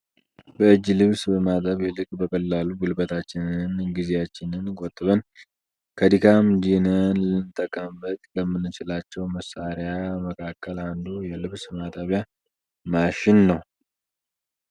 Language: Amharic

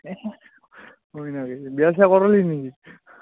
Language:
Assamese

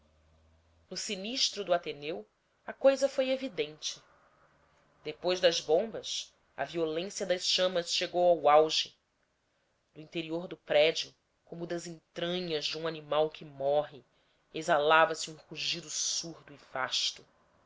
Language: Portuguese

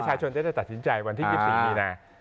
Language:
Thai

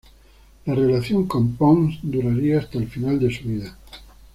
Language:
Spanish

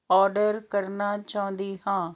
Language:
Punjabi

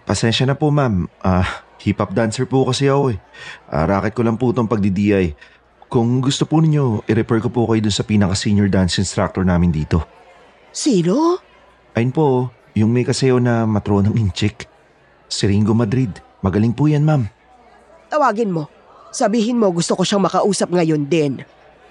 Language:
Filipino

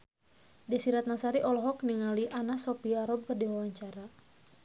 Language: Sundanese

